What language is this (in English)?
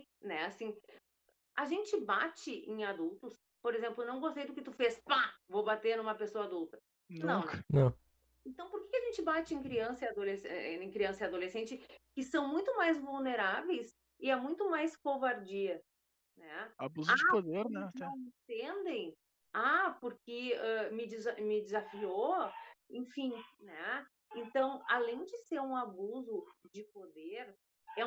Portuguese